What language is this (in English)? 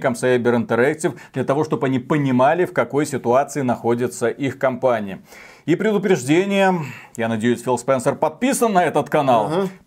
Russian